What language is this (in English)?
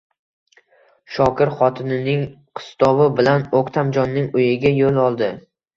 Uzbek